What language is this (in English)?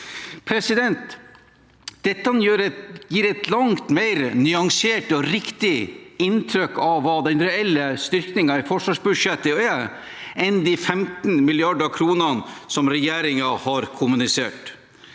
Norwegian